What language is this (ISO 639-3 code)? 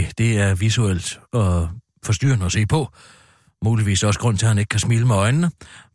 dan